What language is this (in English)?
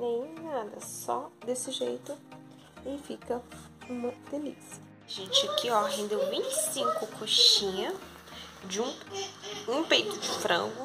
Portuguese